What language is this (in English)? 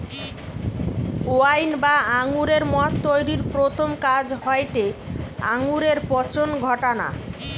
Bangla